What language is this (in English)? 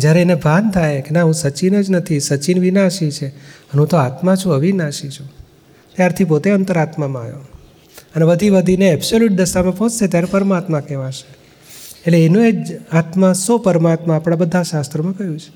Gujarati